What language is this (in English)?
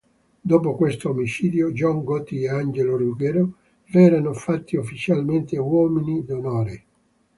Italian